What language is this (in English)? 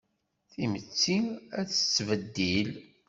Kabyle